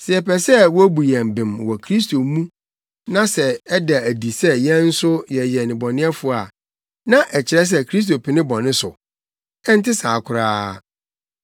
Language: Akan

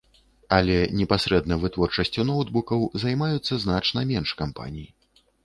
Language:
Belarusian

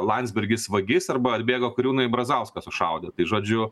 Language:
Lithuanian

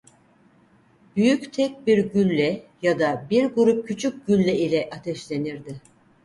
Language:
Turkish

